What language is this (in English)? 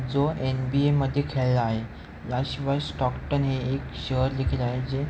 Marathi